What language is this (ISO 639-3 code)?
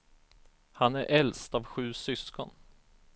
swe